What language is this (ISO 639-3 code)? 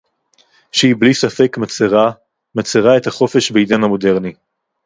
heb